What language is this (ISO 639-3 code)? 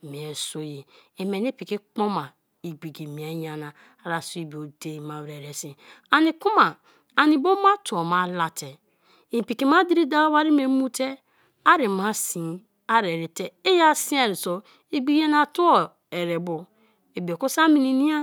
ijn